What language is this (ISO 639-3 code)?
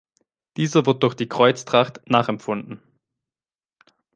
deu